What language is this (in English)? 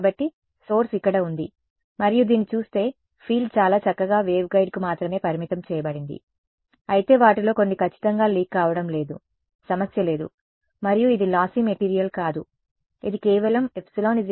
Telugu